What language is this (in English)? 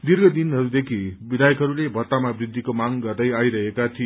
Nepali